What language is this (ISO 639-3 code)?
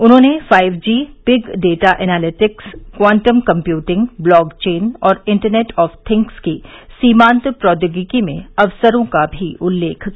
hin